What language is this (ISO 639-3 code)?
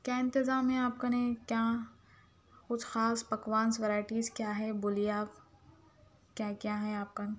urd